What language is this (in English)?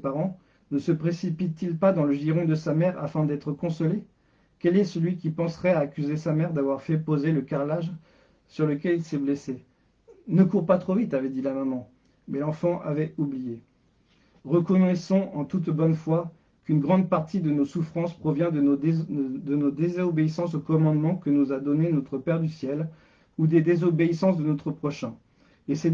French